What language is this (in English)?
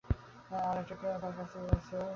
Bangla